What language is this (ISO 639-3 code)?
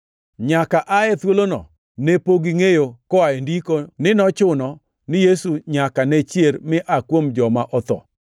luo